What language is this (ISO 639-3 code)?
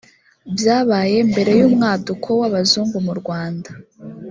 kin